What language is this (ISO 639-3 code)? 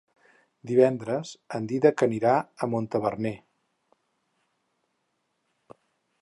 cat